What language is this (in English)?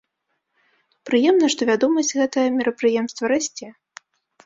Belarusian